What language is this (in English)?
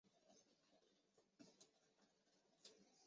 Chinese